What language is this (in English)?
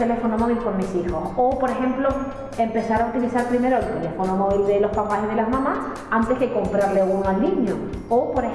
Spanish